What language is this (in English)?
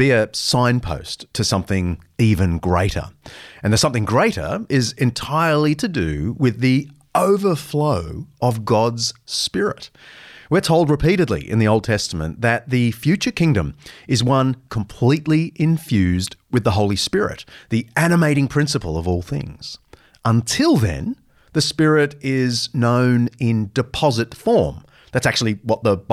English